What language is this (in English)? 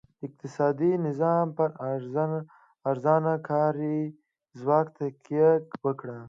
Pashto